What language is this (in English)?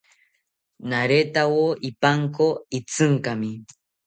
South Ucayali Ashéninka